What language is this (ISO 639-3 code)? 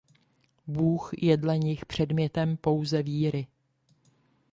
ces